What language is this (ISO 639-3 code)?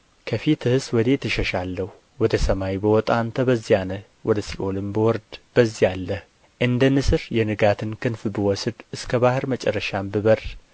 amh